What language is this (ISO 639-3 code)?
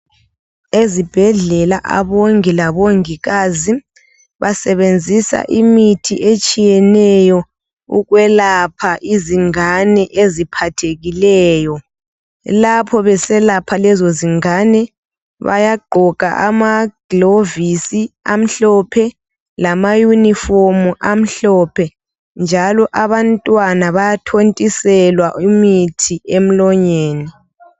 nde